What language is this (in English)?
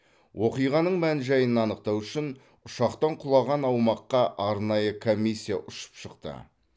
Kazakh